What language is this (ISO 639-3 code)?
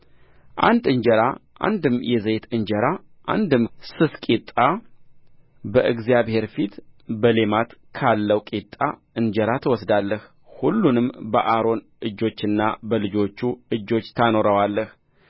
amh